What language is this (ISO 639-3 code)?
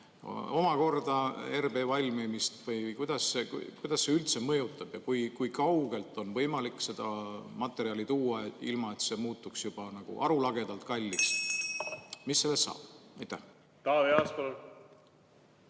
est